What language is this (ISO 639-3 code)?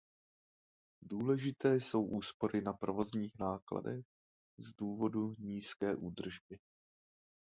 ces